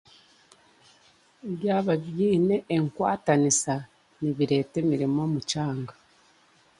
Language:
Chiga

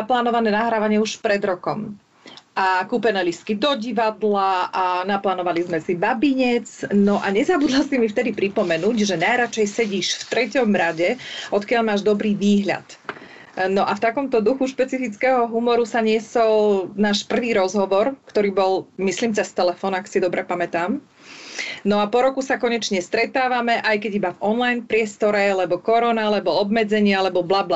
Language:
Slovak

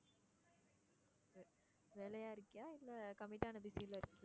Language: Tamil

